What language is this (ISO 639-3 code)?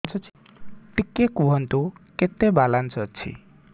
ori